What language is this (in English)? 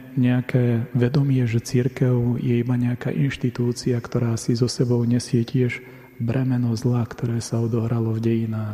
Slovak